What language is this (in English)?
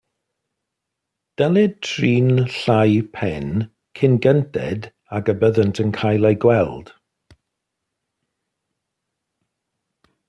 Welsh